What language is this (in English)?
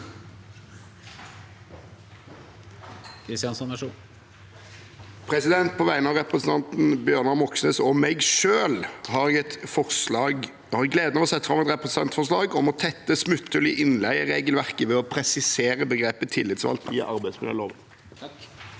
Norwegian